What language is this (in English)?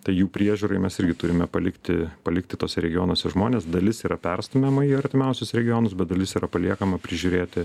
Lithuanian